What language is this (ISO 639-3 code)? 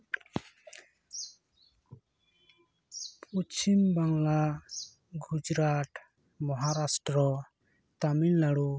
sat